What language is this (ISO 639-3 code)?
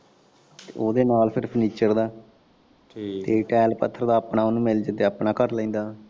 pan